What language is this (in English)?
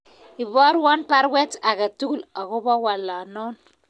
Kalenjin